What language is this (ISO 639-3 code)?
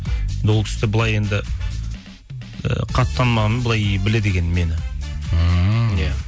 kaz